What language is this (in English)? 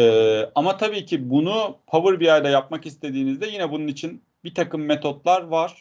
Turkish